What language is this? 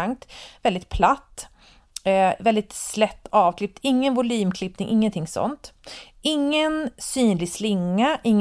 Swedish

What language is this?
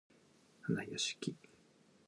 Japanese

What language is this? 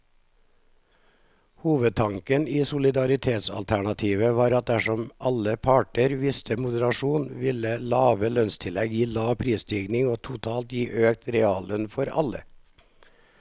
Norwegian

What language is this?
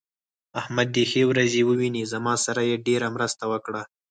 Pashto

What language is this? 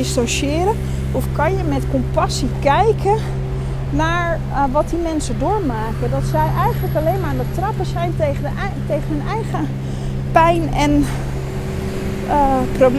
Dutch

